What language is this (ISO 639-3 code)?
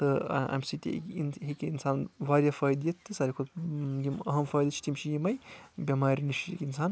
kas